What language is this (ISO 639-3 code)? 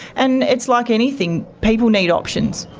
eng